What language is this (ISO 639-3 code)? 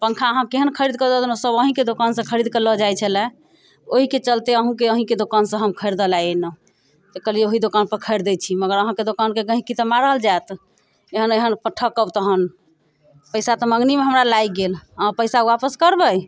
mai